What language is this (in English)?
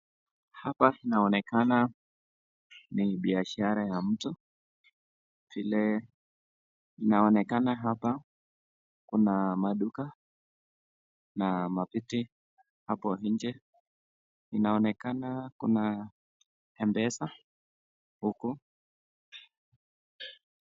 Swahili